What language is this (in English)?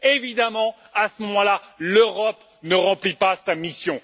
French